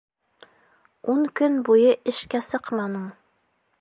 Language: Bashkir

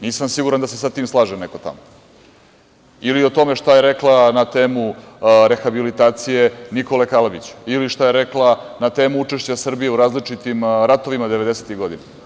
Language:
Serbian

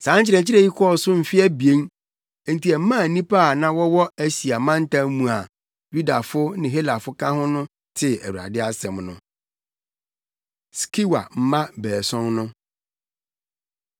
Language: Akan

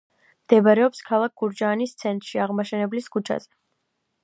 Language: Georgian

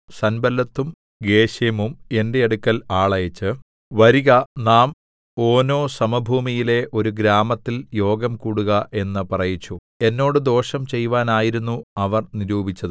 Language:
Malayalam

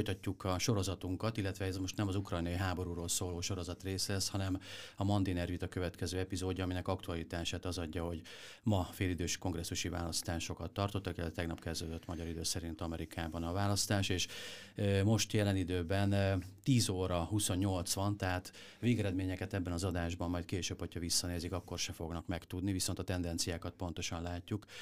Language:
Hungarian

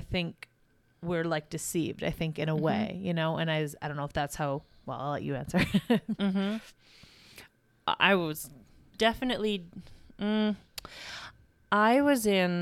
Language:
English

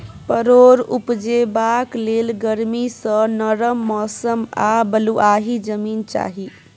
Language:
Maithili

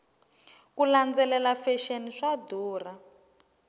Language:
Tsonga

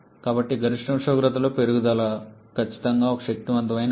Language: Telugu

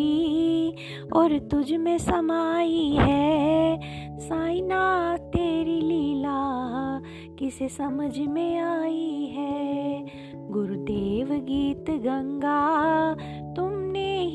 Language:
Hindi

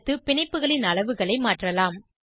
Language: Tamil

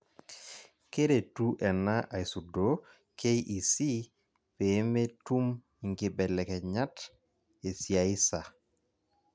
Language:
Masai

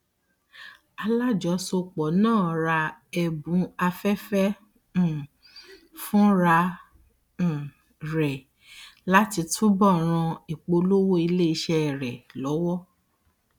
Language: Yoruba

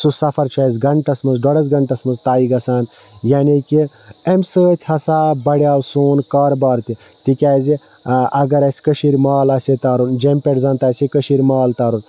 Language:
Kashmiri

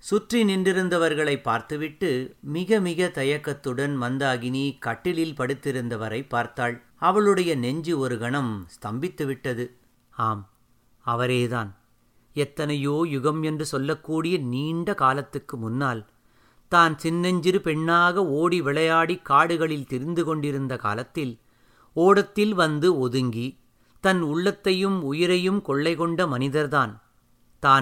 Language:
Tamil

